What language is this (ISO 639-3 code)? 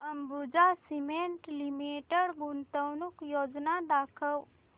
mar